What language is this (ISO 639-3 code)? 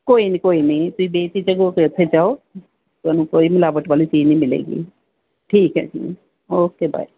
pan